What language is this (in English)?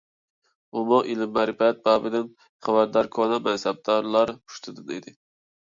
Uyghur